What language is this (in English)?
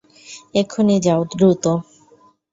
Bangla